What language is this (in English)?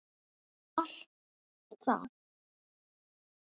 Icelandic